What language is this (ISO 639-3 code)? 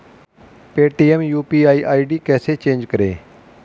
hin